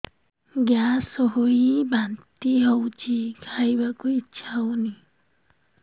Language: Odia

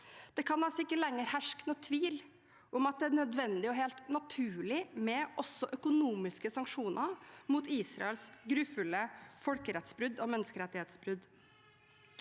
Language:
Norwegian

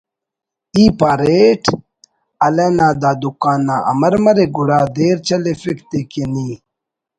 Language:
Brahui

